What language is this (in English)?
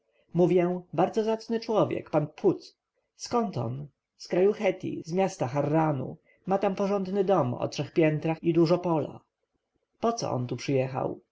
Polish